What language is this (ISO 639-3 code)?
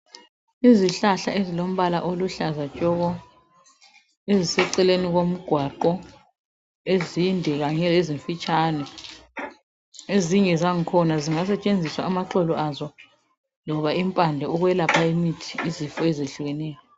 nde